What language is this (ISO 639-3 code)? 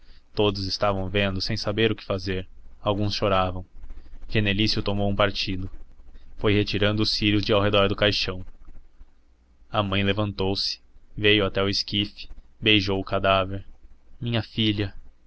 por